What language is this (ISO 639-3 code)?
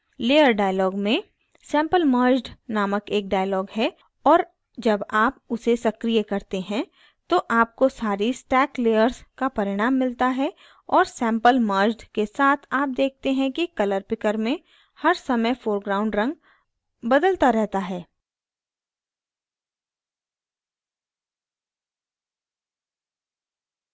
hin